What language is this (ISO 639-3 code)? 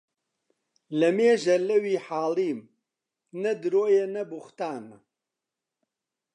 ckb